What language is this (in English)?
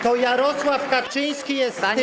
Polish